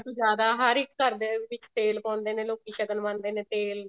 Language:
Punjabi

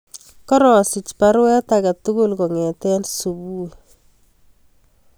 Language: Kalenjin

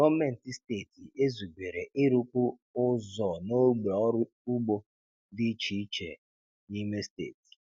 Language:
Igbo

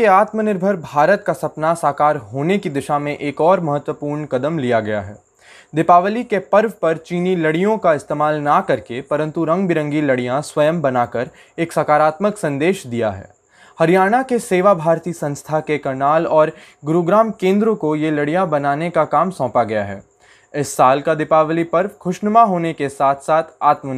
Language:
Hindi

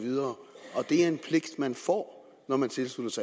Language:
Danish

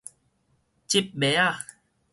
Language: Min Nan Chinese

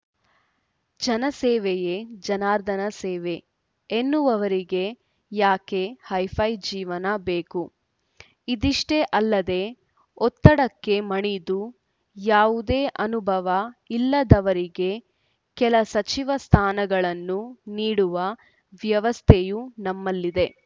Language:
Kannada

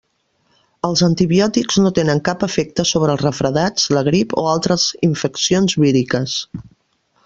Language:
Catalan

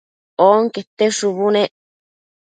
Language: Matsés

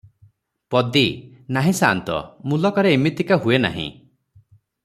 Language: Odia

